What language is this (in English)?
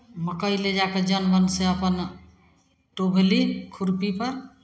Maithili